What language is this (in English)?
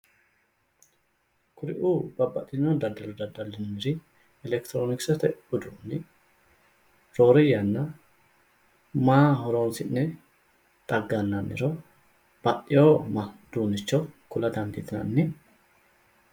Sidamo